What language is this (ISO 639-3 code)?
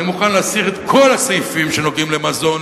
heb